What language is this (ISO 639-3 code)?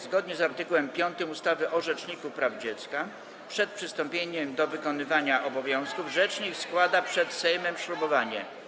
pol